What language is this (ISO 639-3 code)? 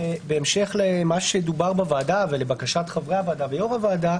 heb